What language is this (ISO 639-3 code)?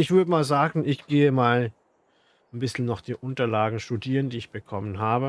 deu